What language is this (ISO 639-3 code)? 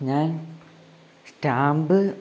mal